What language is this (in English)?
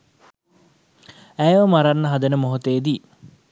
Sinhala